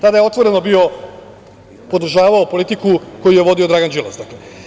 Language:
Serbian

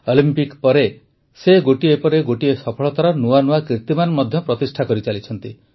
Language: Odia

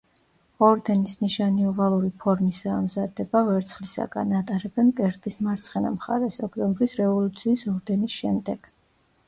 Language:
Georgian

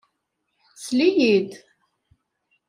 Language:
Kabyle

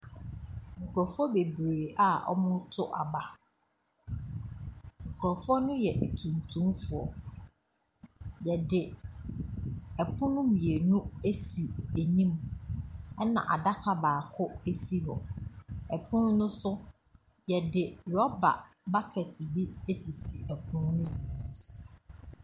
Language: Akan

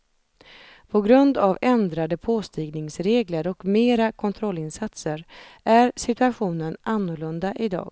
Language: Swedish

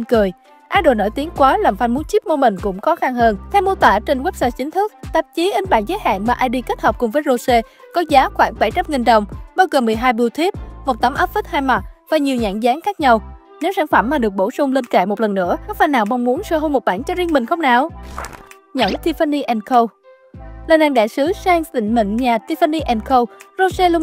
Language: Vietnamese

